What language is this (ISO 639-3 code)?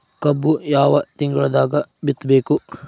kan